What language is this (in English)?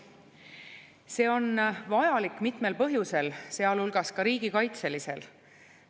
Estonian